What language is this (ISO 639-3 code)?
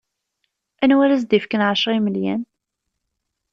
kab